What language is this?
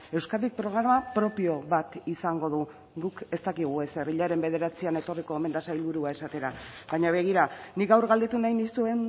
Basque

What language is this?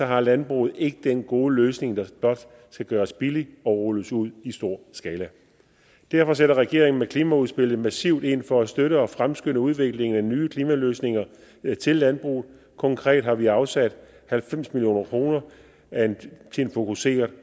Danish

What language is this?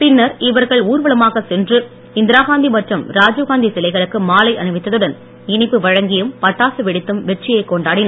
Tamil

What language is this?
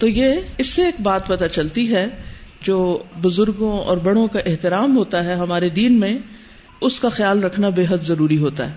Urdu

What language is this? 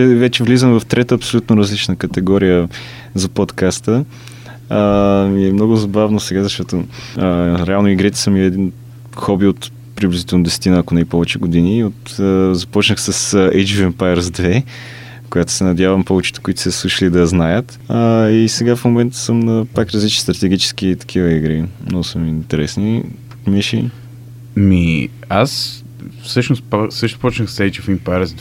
Bulgarian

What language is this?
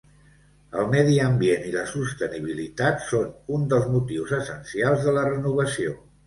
Catalan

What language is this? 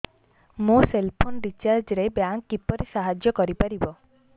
Odia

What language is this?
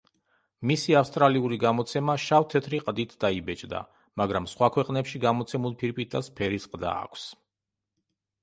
Georgian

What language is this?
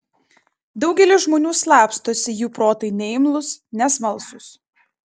Lithuanian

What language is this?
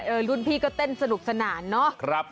Thai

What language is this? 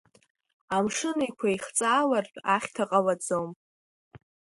Abkhazian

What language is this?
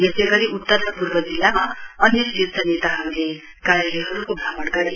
Nepali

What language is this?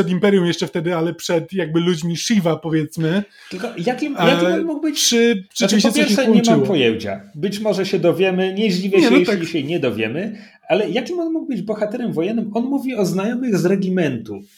Polish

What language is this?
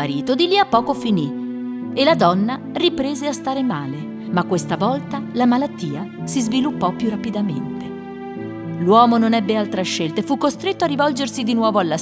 Italian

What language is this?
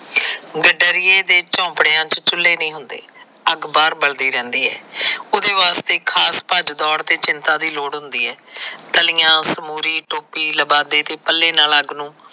Punjabi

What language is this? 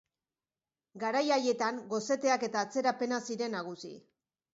Basque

